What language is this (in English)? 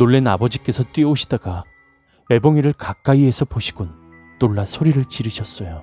Korean